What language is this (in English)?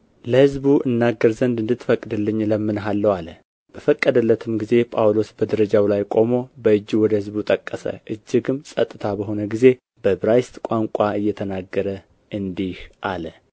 Amharic